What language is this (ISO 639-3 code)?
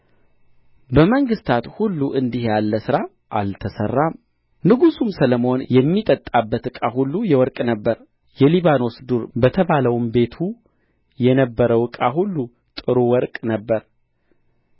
amh